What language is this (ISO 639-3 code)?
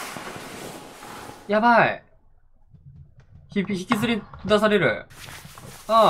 jpn